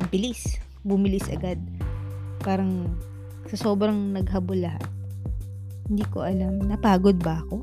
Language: Filipino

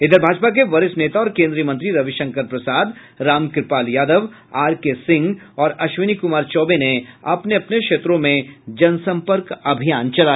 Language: Hindi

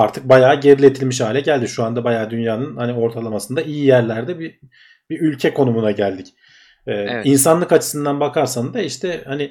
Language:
Turkish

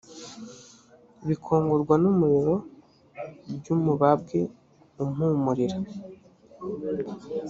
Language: Kinyarwanda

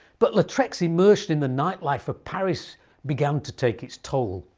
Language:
English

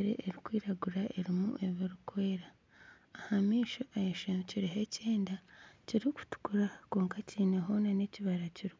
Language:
Nyankole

